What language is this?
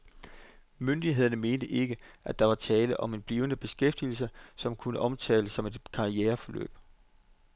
Danish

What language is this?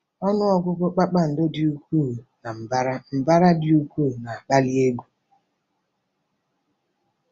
Igbo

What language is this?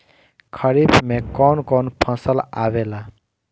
Bhojpuri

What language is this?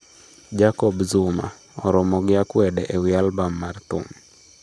Luo (Kenya and Tanzania)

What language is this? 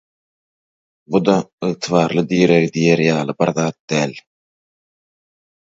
Turkmen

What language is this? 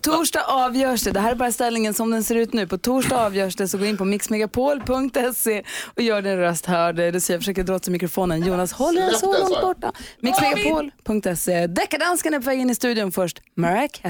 Swedish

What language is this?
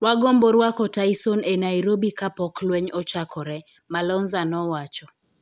Luo (Kenya and Tanzania)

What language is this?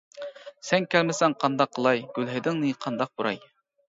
Uyghur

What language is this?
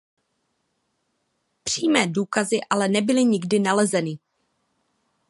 Czech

